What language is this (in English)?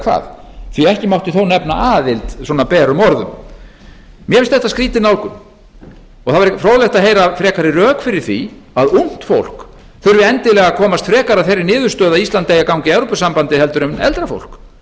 Icelandic